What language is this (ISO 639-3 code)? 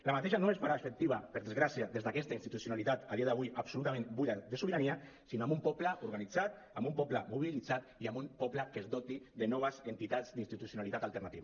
cat